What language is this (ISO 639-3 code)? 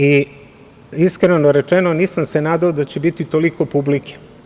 srp